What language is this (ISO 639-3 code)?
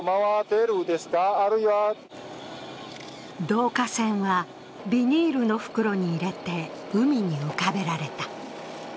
jpn